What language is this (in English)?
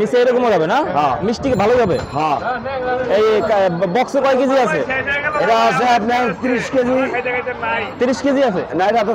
Turkish